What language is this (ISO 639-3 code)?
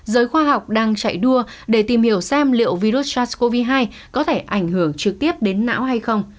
vie